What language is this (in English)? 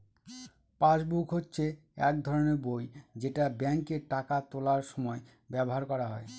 Bangla